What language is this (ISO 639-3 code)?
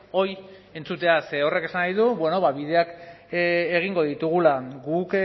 eus